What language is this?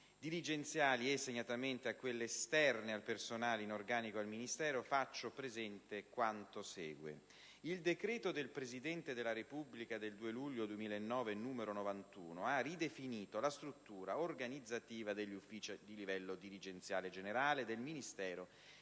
Italian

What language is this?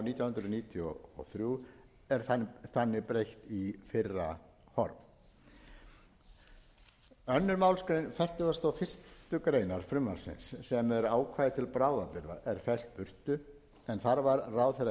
Icelandic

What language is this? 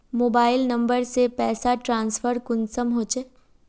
Magahi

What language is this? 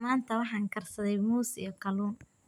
Somali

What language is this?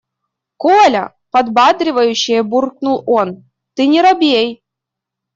Russian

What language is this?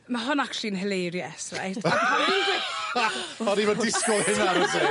Welsh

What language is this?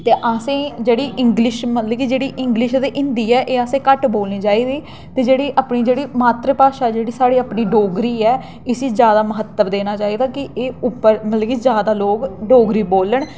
Dogri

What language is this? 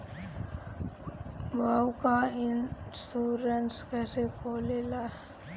Bhojpuri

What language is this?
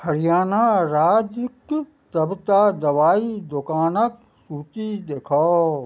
Maithili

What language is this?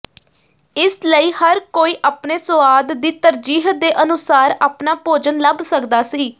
Punjabi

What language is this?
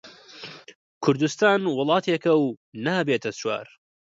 Central Kurdish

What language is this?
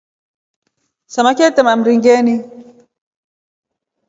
Rombo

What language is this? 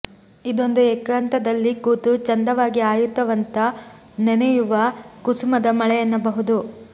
Kannada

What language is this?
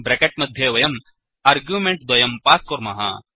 Sanskrit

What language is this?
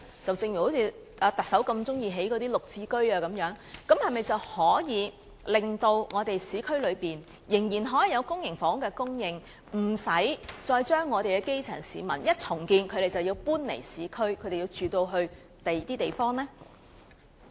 Cantonese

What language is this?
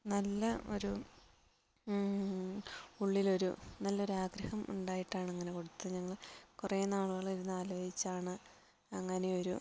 Malayalam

